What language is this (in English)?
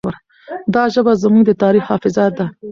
Pashto